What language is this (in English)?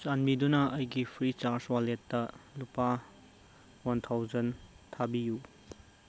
Manipuri